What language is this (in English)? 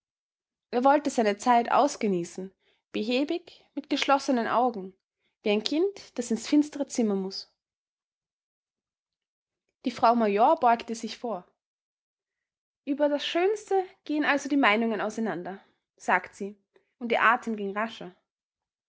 German